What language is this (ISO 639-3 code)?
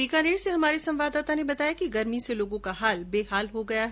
hin